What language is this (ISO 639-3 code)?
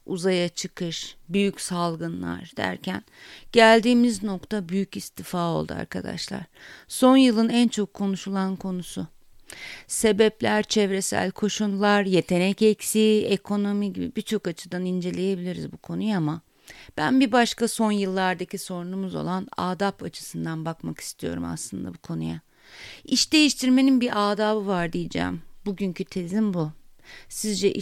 tur